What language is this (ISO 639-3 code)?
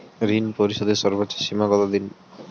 ben